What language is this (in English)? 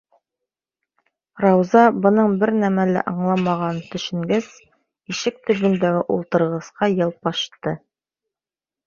Bashkir